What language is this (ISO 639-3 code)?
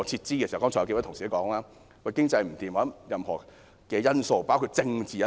yue